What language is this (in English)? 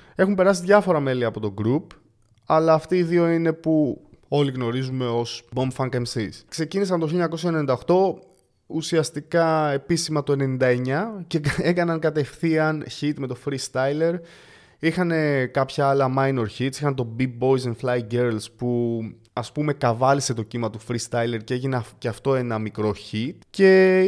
Greek